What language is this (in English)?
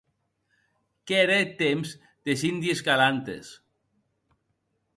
Occitan